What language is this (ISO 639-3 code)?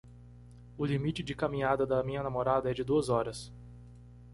por